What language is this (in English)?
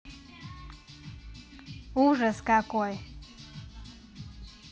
Russian